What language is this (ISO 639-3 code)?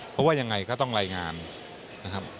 tha